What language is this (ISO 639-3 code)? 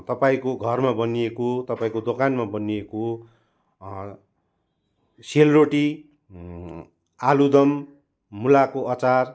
nep